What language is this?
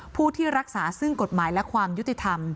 Thai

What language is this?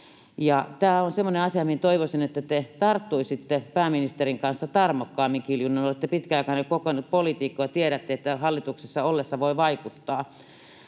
Finnish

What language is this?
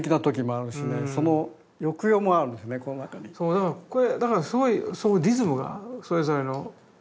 Japanese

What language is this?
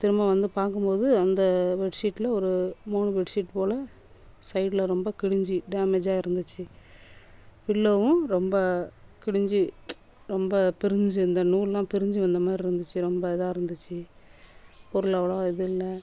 Tamil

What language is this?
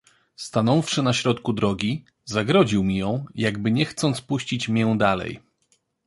Polish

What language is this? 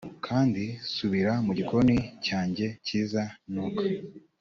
Kinyarwanda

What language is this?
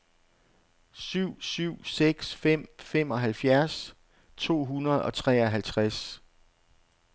Danish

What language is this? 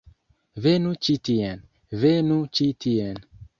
Esperanto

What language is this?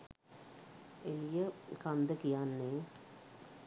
Sinhala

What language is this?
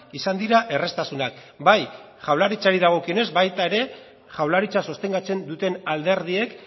Basque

